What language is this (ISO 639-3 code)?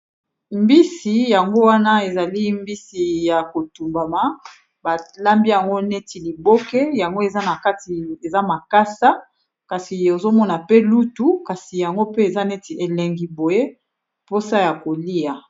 lin